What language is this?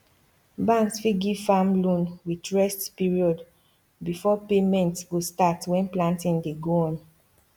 Nigerian Pidgin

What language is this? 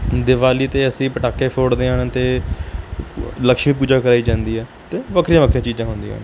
Punjabi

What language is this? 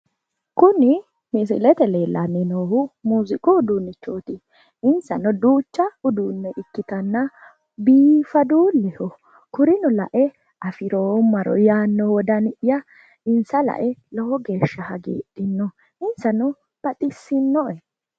Sidamo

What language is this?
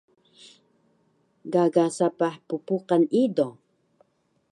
Taroko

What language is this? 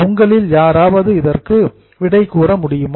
Tamil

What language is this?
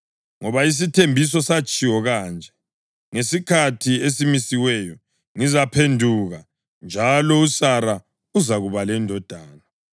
North Ndebele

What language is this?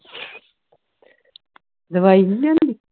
Punjabi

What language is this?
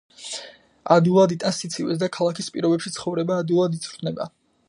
Georgian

